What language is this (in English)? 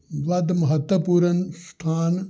Punjabi